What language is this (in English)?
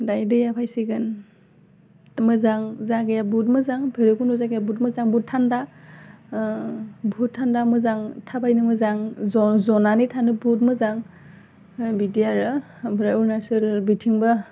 Bodo